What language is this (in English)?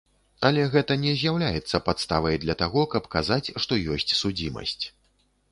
Belarusian